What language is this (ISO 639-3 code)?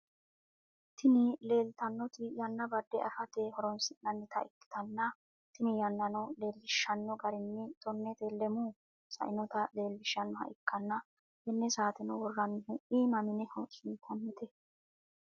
sid